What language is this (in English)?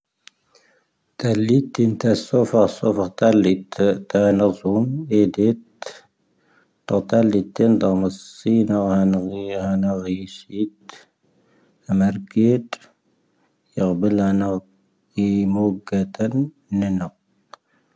Tahaggart Tamahaq